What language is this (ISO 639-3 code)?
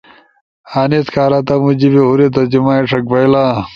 ush